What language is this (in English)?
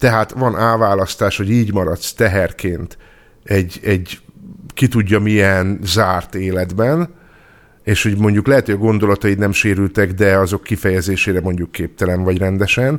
Hungarian